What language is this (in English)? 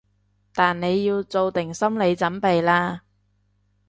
Cantonese